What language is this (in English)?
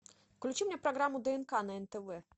Russian